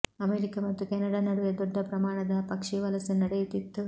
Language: Kannada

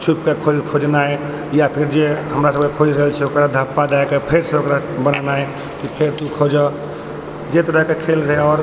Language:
Maithili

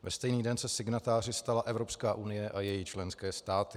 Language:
Czech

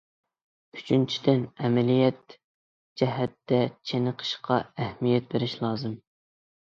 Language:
Uyghur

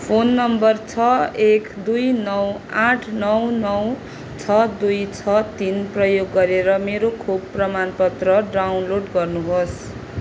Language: Nepali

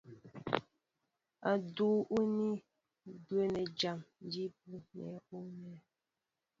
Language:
Mbo (Cameroon)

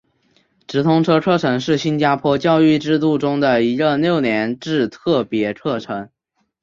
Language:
Chinese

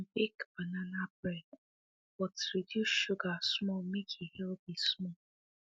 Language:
Nigerian Pidgin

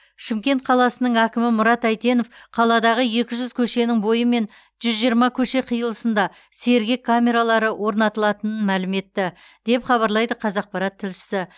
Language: Kazakh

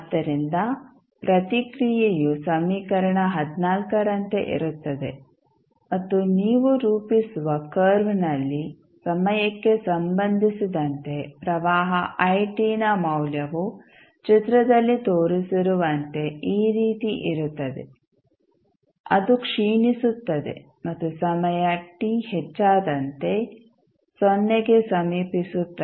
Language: Kannada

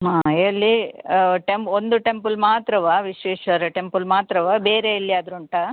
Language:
Kannada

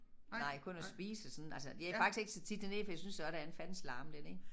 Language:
Danish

